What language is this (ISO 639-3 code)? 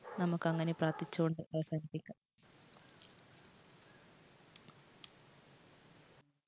mal